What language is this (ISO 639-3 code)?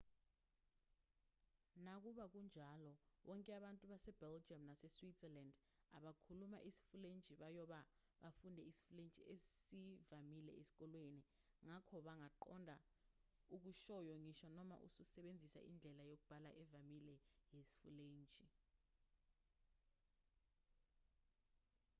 zul